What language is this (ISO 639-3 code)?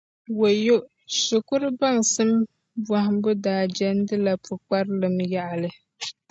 dag